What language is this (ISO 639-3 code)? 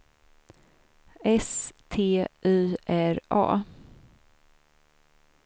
swe